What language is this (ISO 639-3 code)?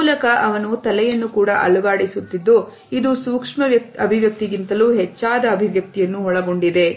kan